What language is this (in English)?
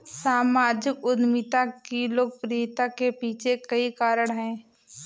Hindi